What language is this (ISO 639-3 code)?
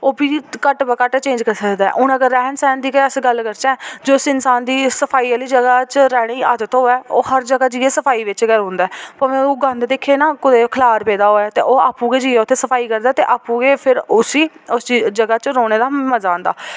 doi